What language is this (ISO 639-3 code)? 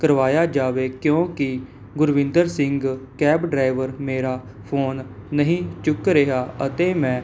pan